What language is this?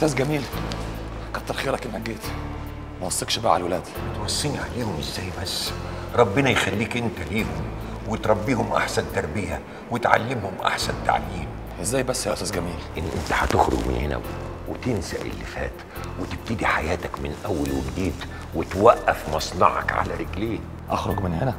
Arabic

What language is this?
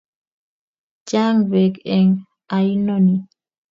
Kalenjin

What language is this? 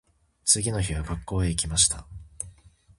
Japanese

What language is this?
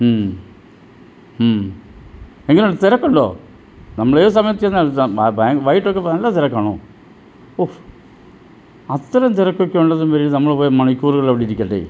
Malayalam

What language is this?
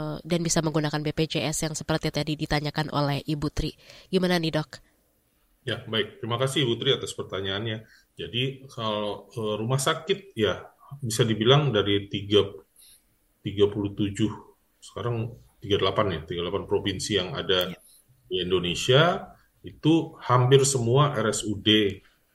Indonesian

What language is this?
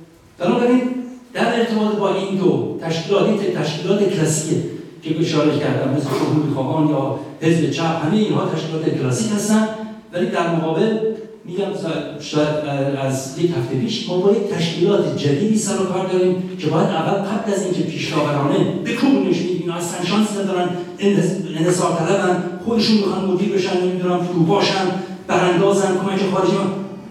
Persian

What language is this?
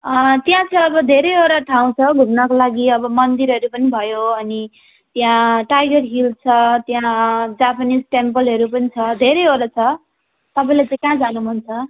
Nepali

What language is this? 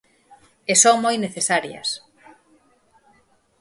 Galician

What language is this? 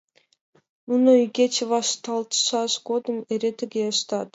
Mari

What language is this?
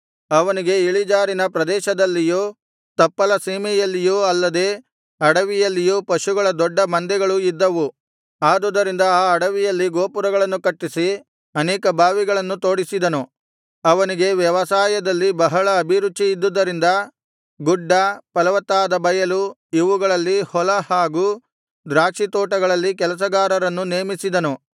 Kannada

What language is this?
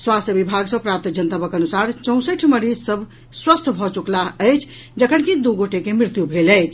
Maithili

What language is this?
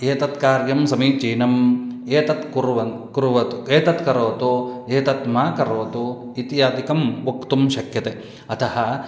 Sanskrit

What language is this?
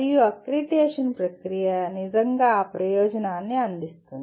Telugu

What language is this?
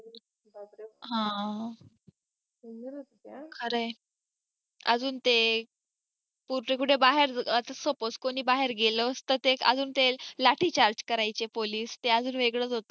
Marathi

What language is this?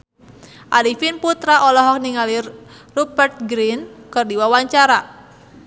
Sundanese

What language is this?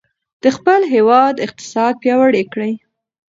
Pashto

